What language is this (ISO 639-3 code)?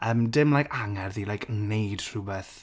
cym